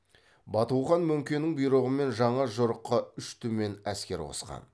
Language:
Kazakh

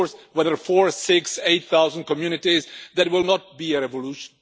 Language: English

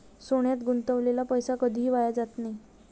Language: Marathi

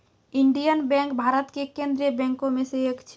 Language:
Maithili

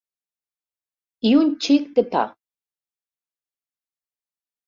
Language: Catalan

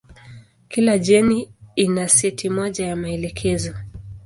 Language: Swahili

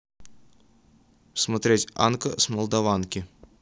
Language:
Russian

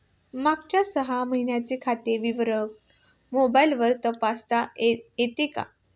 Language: Marathi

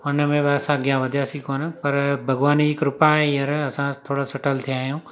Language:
Sindhi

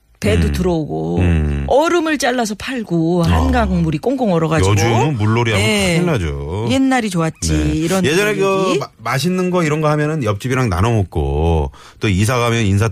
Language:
Korean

